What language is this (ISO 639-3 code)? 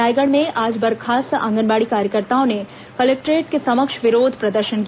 hin